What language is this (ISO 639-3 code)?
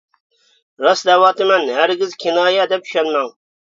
uig